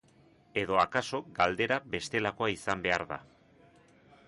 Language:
Basque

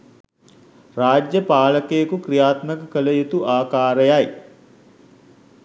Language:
Sinhala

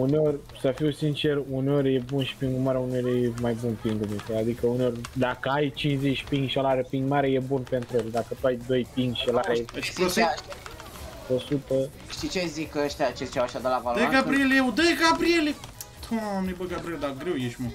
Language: Romanian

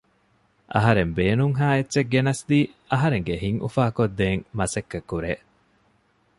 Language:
Divehi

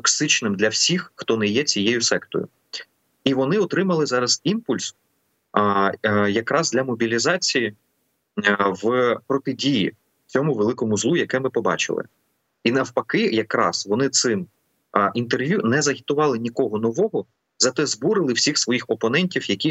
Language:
Ukrainian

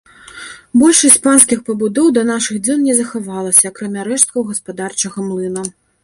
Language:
Belarusian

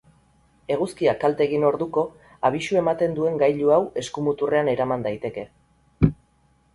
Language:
Basque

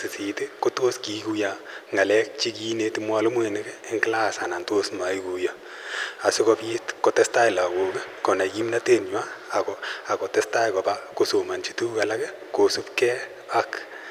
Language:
Kalenjin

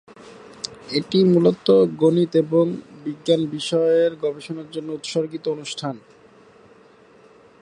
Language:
Bangla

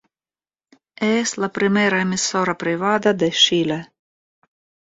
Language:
Catalan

